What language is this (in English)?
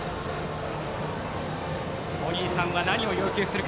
Japanese